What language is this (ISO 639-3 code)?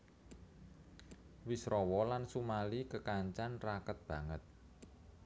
jav